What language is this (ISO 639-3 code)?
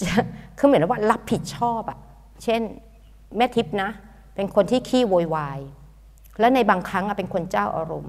tha